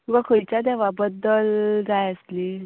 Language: Konkani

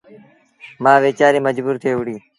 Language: Sindhi Bhil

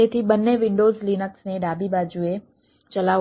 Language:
Gujarati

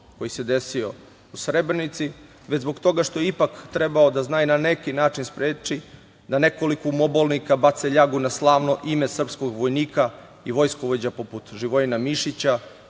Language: Serbian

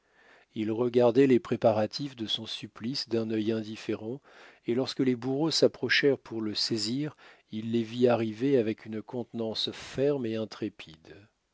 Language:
French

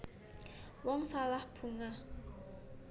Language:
Javanese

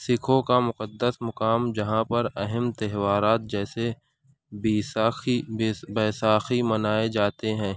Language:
Urdu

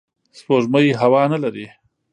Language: Pashto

